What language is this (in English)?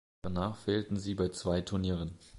German